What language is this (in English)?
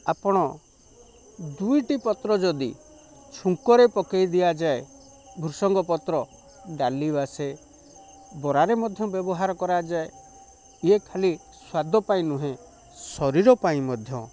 Odia